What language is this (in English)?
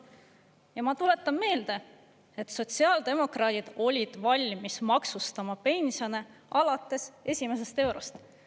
Estonian